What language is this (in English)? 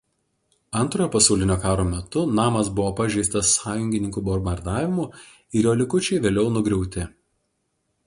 Lithuanian